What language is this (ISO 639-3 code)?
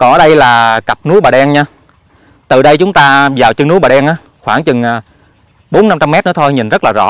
vie